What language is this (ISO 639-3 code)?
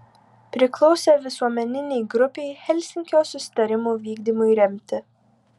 lit